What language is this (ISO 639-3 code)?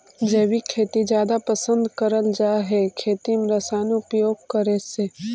mag